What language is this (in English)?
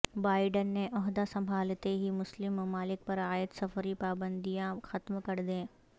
Urdu